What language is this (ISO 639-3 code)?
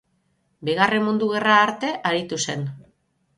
eus